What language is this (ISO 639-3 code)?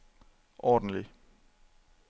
dan